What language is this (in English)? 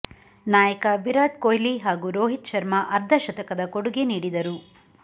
Kannada